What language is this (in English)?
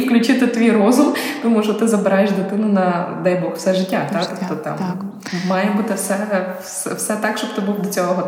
Ukrainian